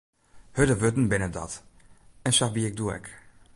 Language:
Western Frisian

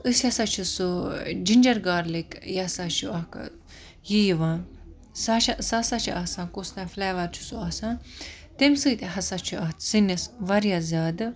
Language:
Kashmiri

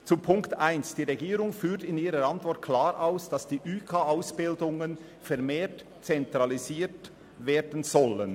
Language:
Swiss German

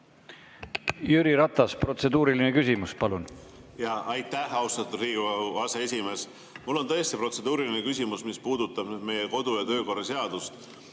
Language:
Estonian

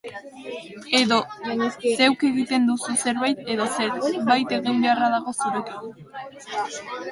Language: Basque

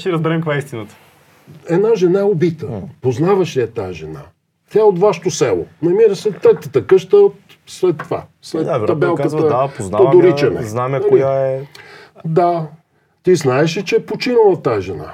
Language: Bulgarian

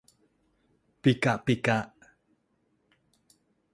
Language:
Thai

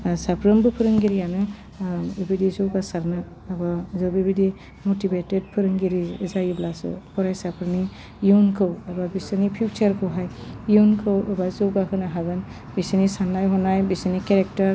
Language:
Bodo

